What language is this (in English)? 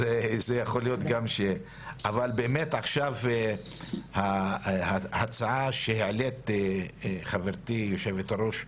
Hebrew